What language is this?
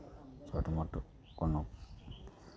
Maithili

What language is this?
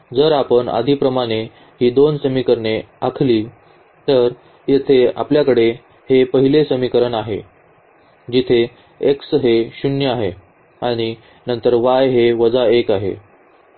Marathi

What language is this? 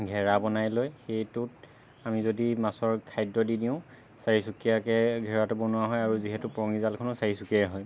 Assamese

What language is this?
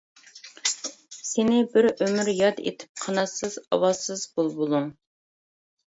Uyghur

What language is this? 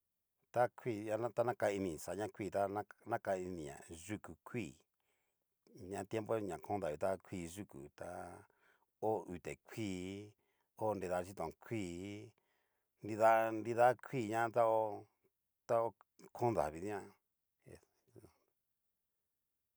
Cacaloxtepec Mixtec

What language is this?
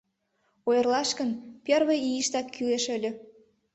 Mari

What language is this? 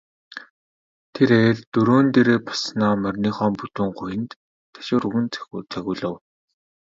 Mongolian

